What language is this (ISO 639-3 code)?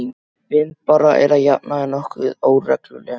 isl